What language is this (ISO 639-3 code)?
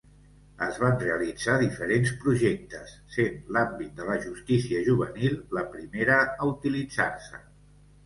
cat